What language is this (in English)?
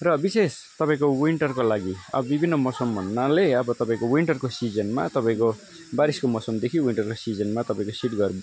Nepali